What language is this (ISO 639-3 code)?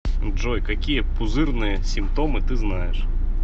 rus